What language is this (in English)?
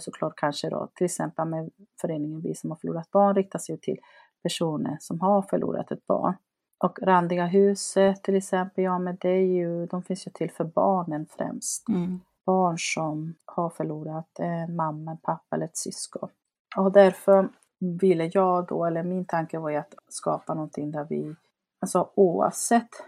Swedish